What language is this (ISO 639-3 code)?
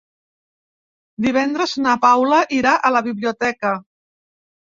cat